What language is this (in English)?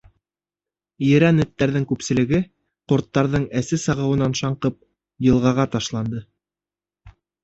Bashkir